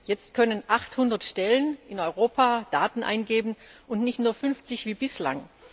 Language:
German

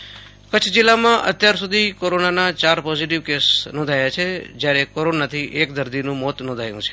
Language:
Gujarati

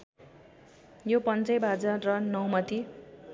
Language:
Nepali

